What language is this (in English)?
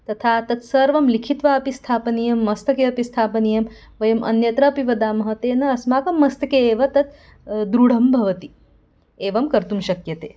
Sanskrit